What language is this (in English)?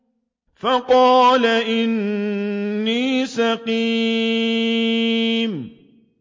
Arabic